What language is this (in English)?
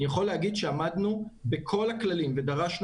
Hebrew